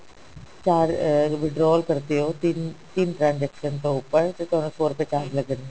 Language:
Punjabi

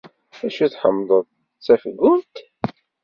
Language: Kabyle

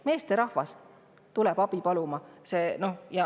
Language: Estonian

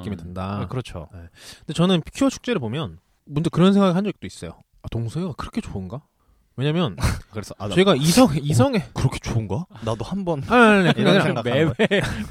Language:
Korean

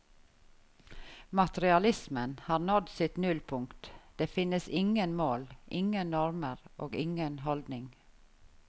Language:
Norwegian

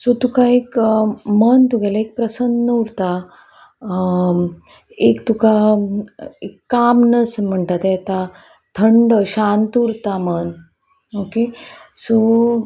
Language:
Konkani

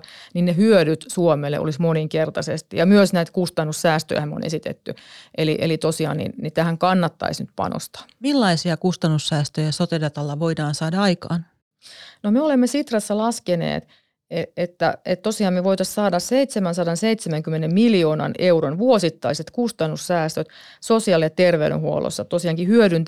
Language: Finnish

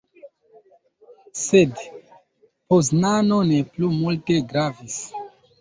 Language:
Esperanto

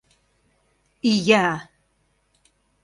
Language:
Mari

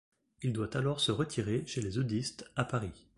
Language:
French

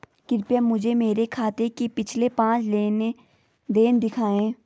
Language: Hindi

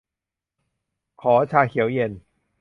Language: Thai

